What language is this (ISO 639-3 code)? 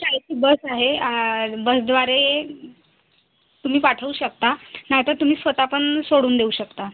mar